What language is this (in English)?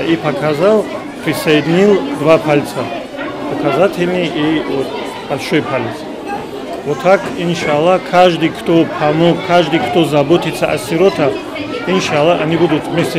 Russian